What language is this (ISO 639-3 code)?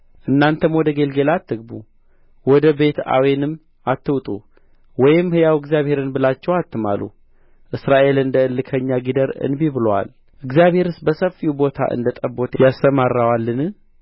amh